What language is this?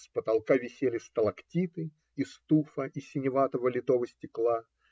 Russian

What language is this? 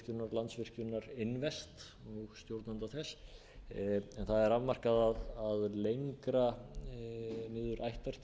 Icelandic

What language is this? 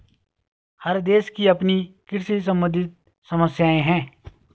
Hindi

